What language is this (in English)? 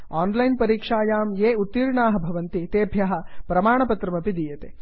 Sanskrit